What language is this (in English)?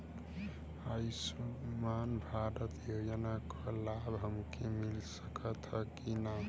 Bhojpuri